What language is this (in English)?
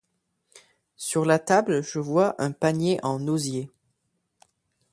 French